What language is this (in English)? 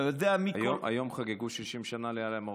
Hebrew